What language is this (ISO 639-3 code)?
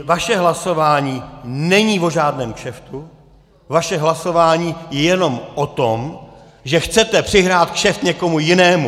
ces